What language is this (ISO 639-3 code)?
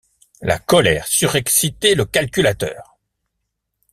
fra